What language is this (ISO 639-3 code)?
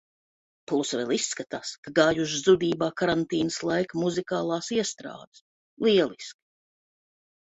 lav